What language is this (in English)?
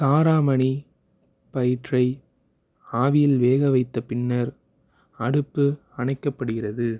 Tamil